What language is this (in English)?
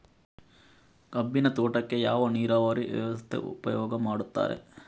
Kannada